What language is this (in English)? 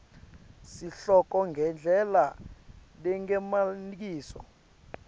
Swati